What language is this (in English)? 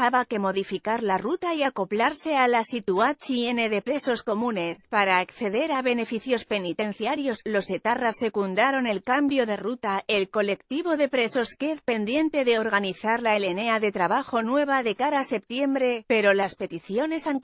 Spanish